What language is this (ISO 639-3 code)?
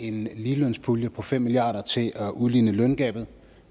dan